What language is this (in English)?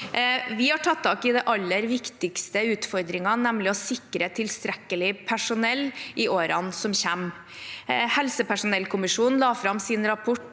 Norwegian